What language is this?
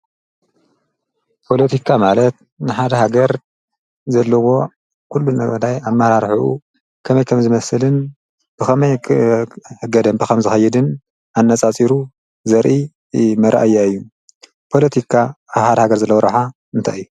Tigrinya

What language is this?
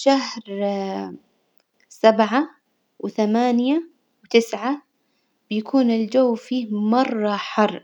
Hijazi Arabic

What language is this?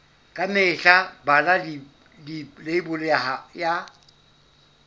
Southern Sotho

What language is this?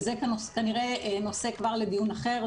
Hebrew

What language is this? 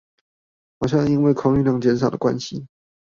Chinese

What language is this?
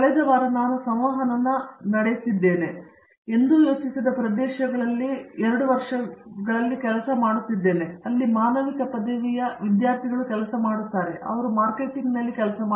Kannada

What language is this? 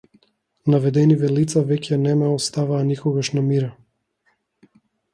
Macedonian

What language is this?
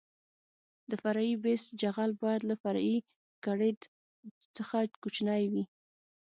Pashto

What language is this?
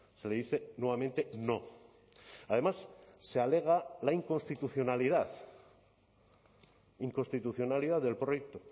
Spanish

